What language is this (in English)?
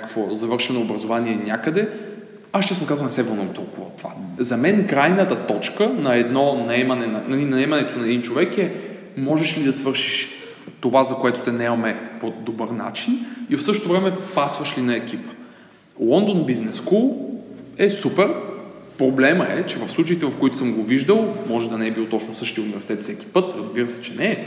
Bulgarian